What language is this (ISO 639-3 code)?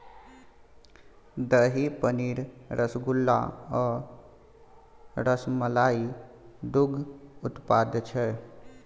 mai